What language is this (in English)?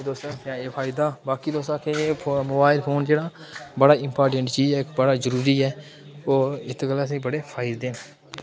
Dogri